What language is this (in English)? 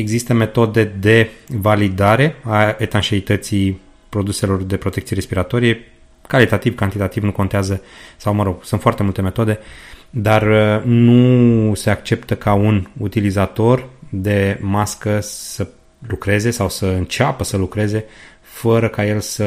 Romanian